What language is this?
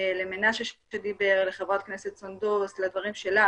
Hebrew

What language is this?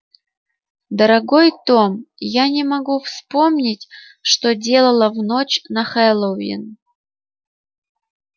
Russian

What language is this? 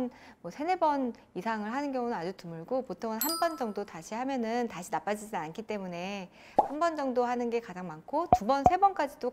Korean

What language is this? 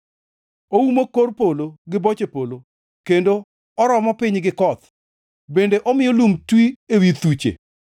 Luo (Kenya and Tanzania)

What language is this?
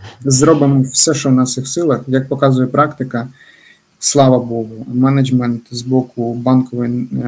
Ukrainian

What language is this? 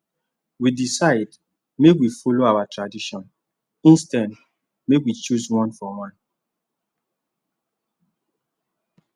Nigerian Pidgin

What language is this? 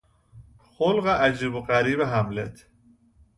Persian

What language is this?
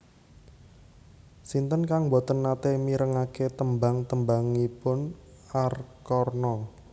Javanese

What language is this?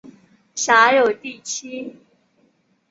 Chinese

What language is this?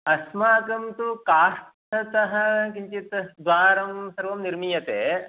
Sanskrit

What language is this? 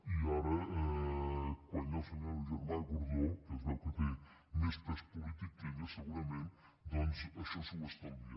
Catalan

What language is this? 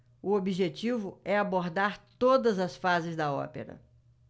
Portuguese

